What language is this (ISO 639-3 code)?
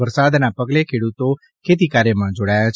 guj